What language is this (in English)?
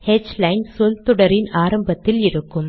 Tamil